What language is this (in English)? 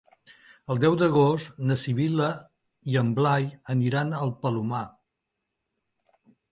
Catalan